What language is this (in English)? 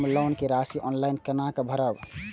Maithili